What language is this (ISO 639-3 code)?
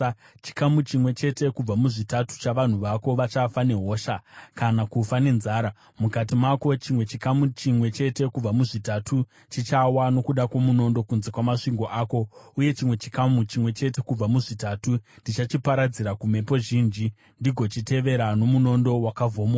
sna